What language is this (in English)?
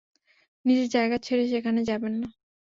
Bangla